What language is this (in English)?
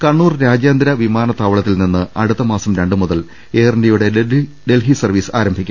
Malayalam